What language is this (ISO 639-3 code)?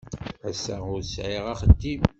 kab